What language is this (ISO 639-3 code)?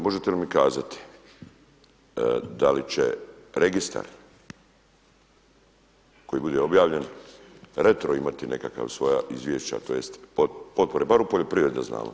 hrv